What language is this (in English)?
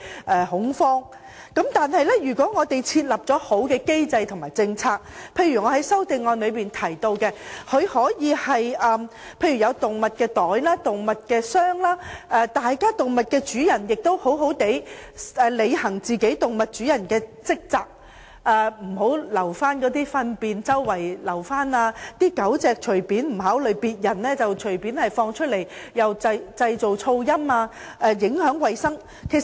Cantonese